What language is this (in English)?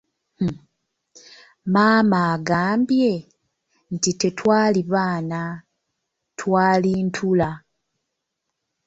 Ganda